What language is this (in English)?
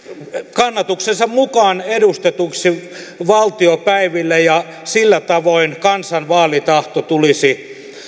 Finnish